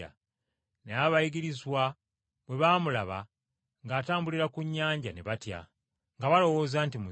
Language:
Ganda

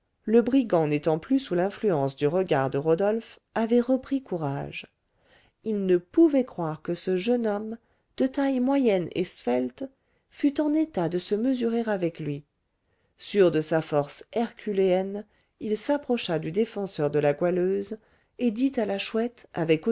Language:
French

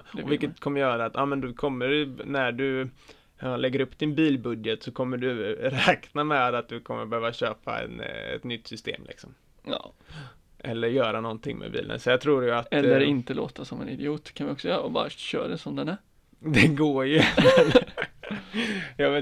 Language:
Swedish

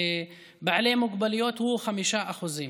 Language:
Hebrew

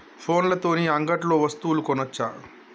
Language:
Telugu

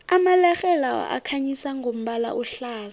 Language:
South Ndebele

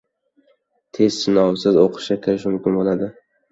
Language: Uzbek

